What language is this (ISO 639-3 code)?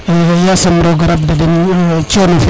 srr